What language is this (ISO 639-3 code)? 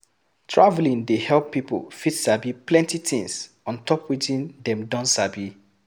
pcm